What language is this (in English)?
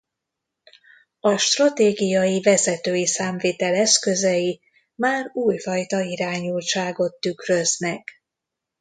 Hungarian